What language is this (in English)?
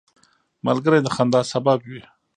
Pashto